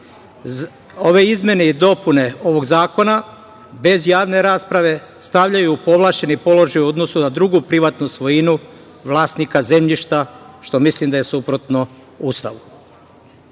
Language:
Serbian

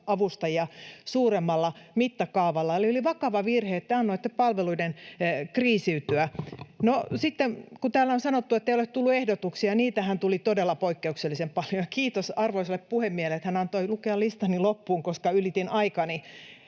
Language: Finnish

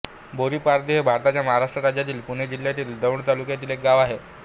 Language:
Marathi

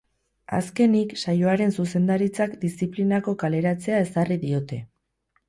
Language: Basque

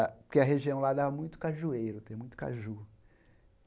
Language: Portuguese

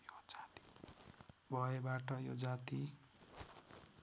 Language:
Nepali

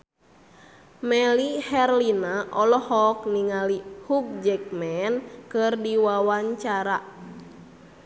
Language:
Sundanese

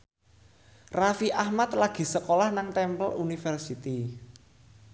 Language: Javanese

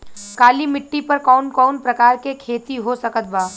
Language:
Bhojpuri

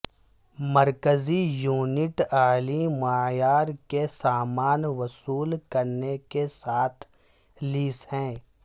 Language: Urdu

